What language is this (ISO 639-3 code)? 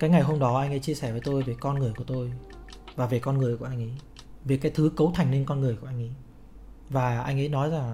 vie